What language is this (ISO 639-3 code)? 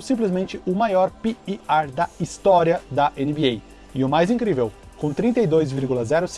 por